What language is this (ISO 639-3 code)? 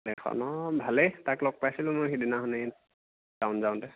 asm